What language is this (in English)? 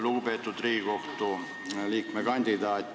Estonian